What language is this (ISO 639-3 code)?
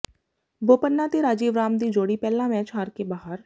pan